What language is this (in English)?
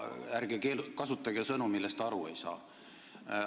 Estonian